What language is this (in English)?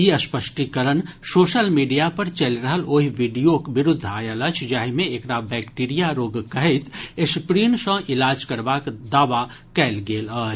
Maithili